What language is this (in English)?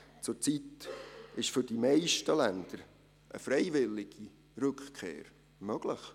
Swiss German